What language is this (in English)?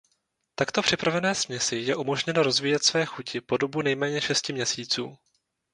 Czech